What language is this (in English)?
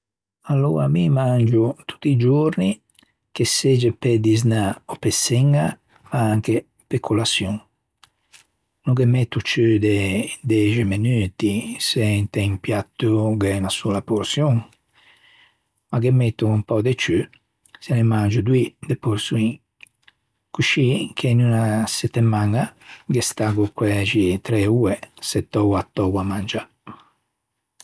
Ligurian